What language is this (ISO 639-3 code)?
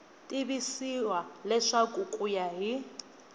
tso